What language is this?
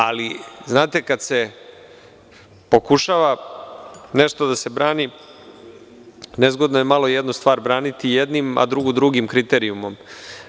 Serbian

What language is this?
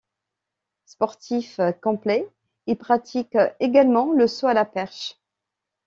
French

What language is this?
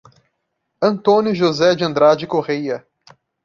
Portuguese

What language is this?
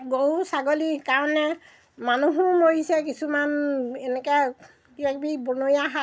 Assamese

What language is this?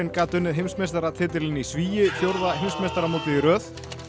Icelandic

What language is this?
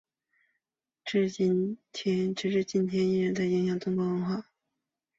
Chinese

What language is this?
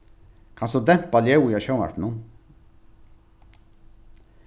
Faroese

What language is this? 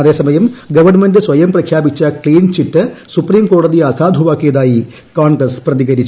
Malayalam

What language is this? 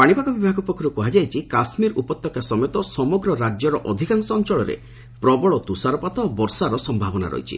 Odia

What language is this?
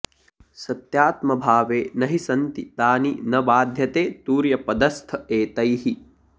Sanskrit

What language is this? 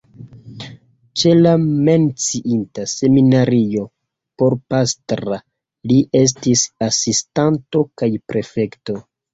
Esperanto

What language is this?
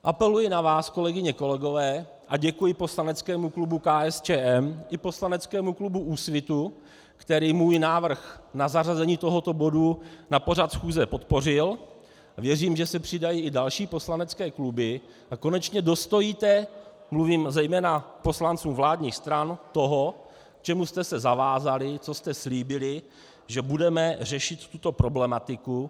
Czech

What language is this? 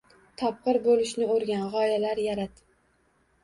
Uzbek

